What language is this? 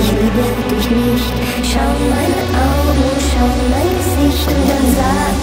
Arabic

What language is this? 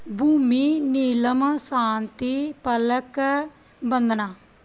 Punjabi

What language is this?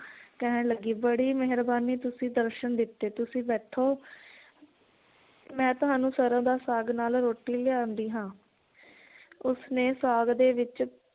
Punjabi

